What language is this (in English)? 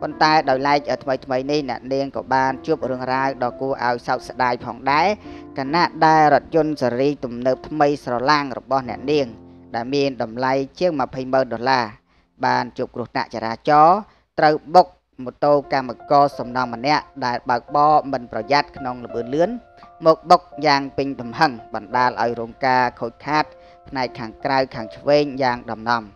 Thai